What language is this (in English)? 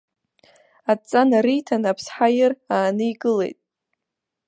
Abkhazian